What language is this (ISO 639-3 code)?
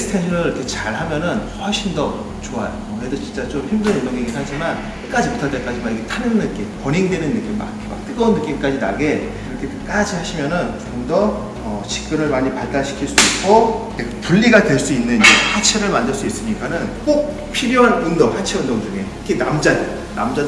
kor